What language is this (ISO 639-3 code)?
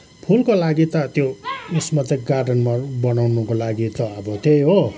nep